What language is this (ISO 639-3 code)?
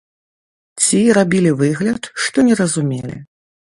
bel